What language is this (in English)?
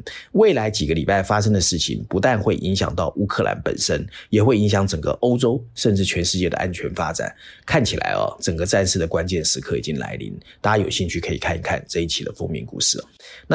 Chinese